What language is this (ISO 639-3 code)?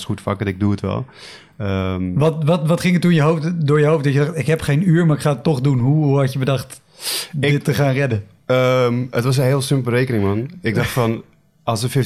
nld